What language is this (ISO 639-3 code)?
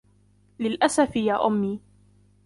ara